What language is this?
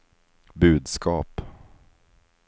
Swedish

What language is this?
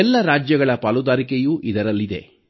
Kannada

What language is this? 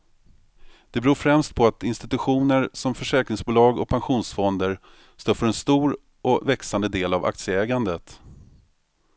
Swedish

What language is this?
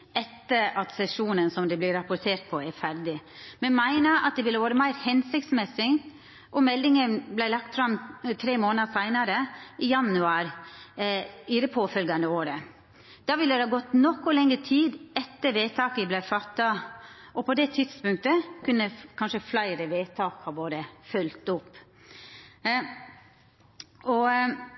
Norwegian Nynorsk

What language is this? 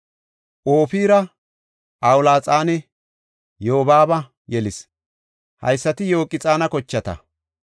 Gofa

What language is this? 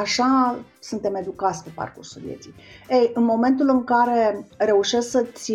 Romanian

